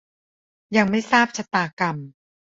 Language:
Thai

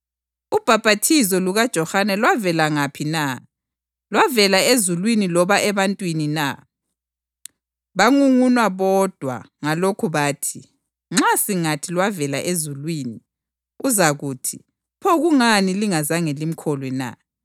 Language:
North Ndebele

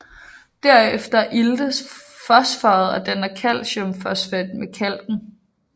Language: Danish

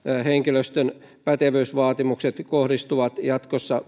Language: Finnish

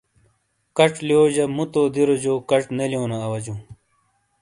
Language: Shina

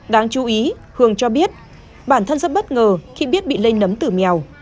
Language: Vietnamese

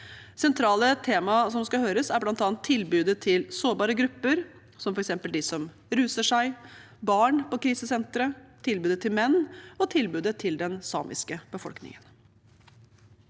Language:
Norwegian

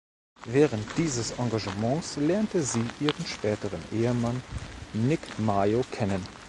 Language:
German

